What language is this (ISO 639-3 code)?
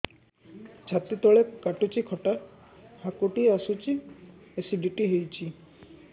ori